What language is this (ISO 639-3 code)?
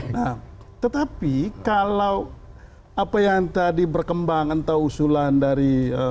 ind